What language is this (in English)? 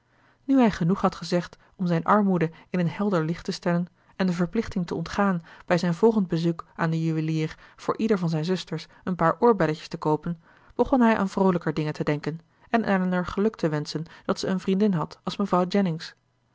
Dutch